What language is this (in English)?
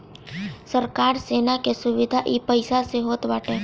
Bhojpuri